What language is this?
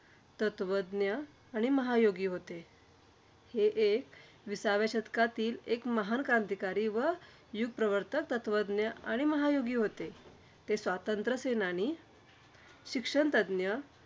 Marathi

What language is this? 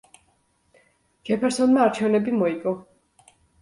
Georgian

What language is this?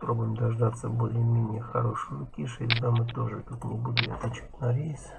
Russian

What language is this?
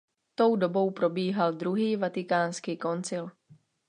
Czech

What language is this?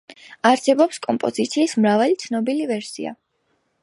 Georgian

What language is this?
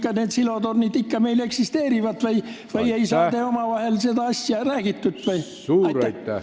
Estonian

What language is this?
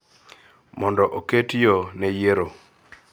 Luo (Kenya and Tanzania)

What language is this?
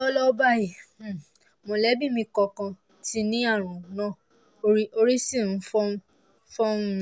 Yoruba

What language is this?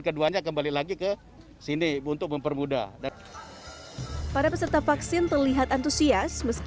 Indonesian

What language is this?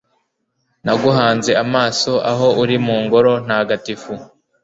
Kinyarwanda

